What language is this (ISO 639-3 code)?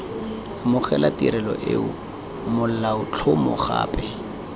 tsn